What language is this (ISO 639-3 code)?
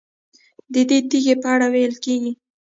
pus